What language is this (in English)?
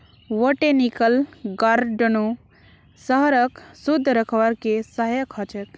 Magahi